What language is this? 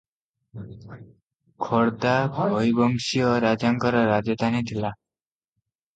Odia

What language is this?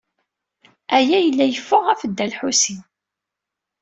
Kabyle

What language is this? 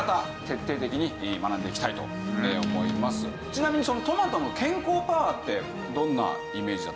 Japanese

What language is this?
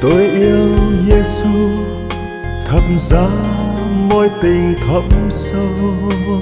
Vietnamese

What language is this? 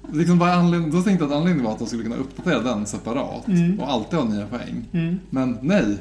Swedish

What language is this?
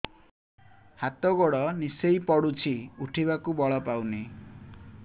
Odia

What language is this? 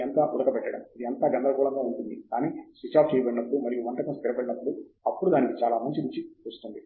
Telugu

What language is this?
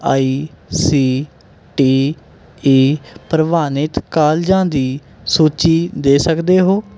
Punjabi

